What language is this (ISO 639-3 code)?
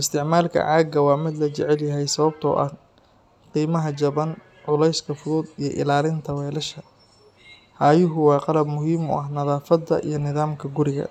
som